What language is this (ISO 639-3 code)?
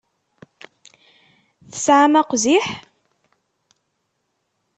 kab